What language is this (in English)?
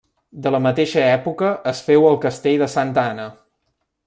Catalan